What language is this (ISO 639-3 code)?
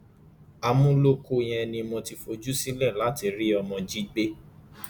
yor